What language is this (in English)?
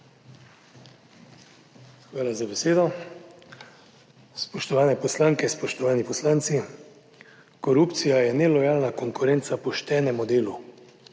Slovenian